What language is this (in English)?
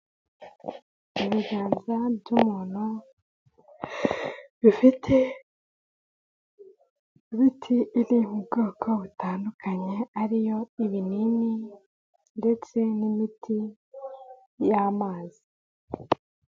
Kinyarwanda